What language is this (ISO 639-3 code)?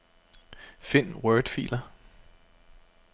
dan